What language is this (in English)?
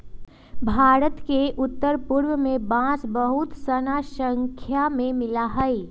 Magahi